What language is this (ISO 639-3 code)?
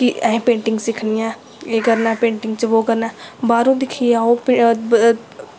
doi